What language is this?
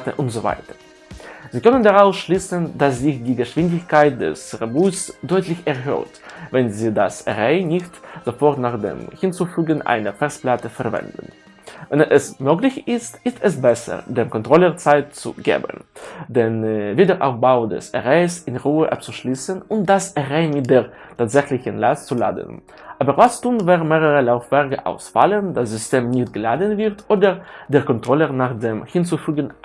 German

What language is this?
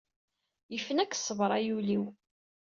Kabyle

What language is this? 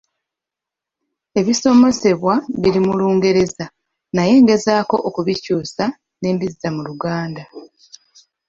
Ganda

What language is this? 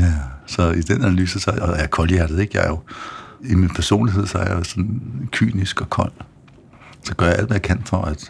Danish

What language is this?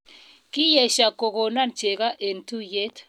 Kalenjin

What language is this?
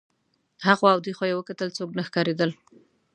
Pashto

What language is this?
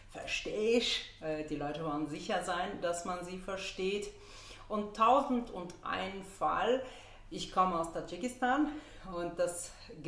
German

